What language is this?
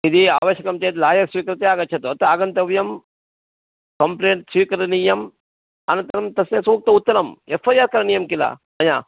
Sanskrit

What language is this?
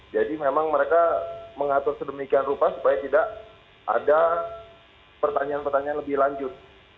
Indonesian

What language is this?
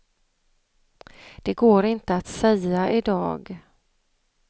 Swedish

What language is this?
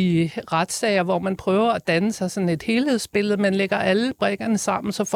Danish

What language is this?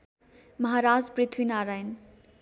Nepali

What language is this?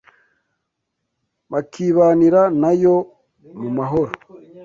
Kinyarwanda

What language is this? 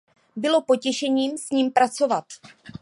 Czech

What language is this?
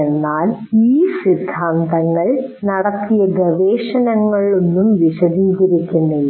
Malayalam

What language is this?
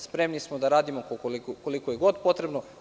Serbian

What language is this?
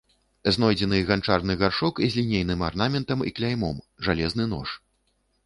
Belarusian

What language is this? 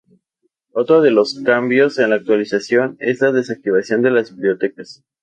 Spanish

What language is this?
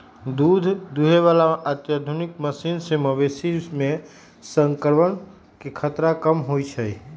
Magahi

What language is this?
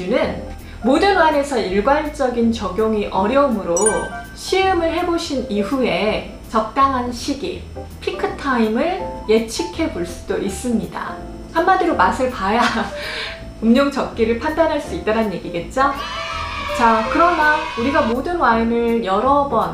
Korean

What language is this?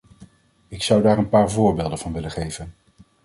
Dutch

